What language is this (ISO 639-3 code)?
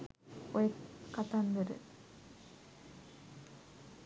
sin